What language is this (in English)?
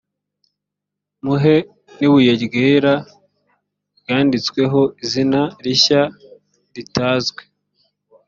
Kinyarwanda